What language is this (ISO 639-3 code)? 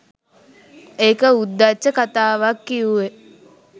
sin